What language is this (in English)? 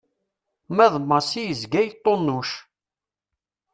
Kabyle